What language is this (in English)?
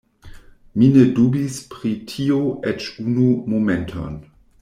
Esperanto